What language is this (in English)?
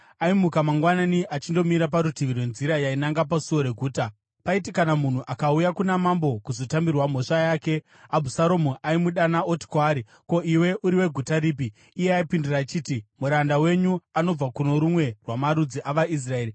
Shona